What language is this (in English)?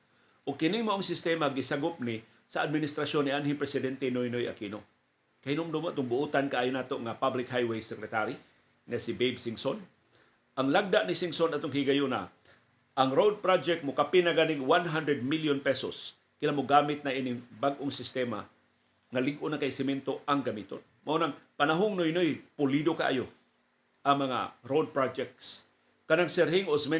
Filipino